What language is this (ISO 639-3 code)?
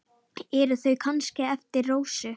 isl